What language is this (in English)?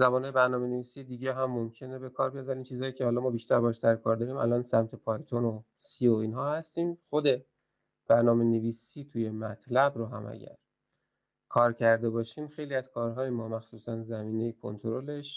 Persian